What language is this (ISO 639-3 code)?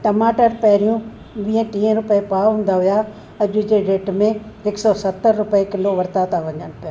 snd